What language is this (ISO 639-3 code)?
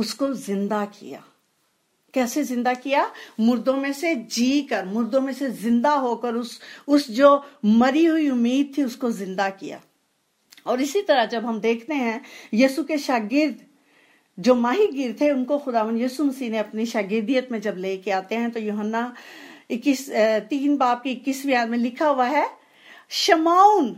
hin